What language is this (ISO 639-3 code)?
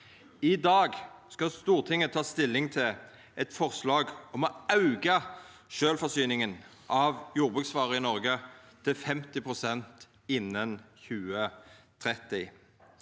nor